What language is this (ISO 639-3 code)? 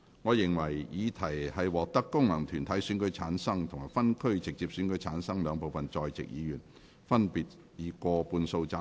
yue